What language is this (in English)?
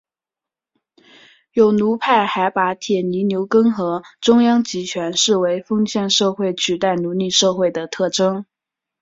Chinese